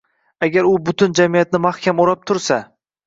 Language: Uzbek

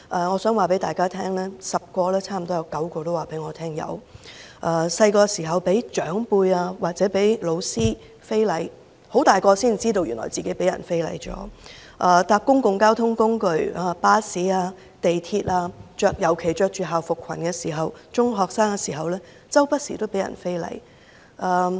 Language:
Cantonese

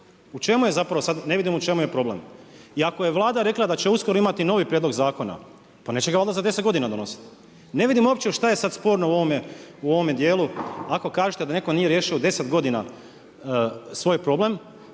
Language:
Croatian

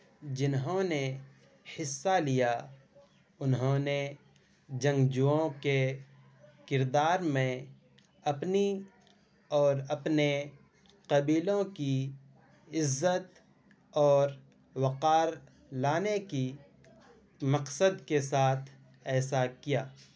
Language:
Urdu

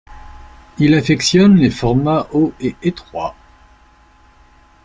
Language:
French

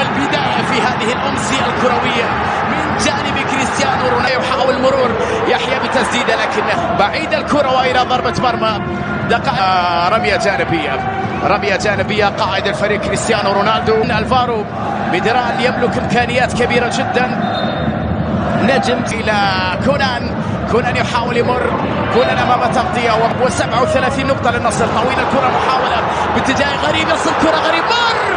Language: Arabic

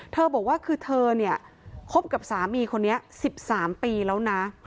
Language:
Thai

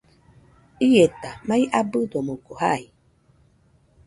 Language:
Nüpode Huitoto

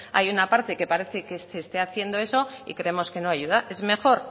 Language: Spanish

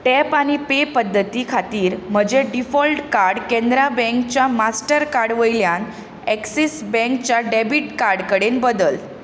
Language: Konkani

